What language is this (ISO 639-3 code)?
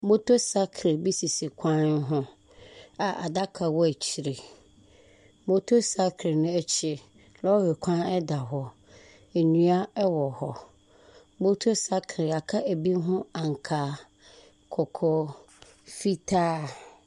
aka